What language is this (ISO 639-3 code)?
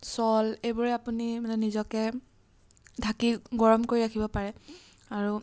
asm